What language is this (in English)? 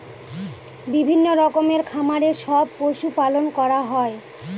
Bangla